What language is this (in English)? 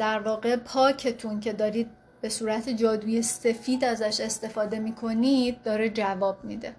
Persian